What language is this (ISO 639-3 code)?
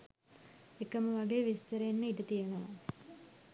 sin